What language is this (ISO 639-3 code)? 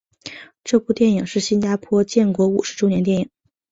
zho